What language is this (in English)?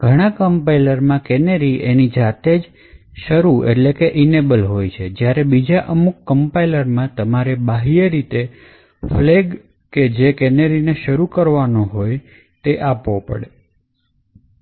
Gujarati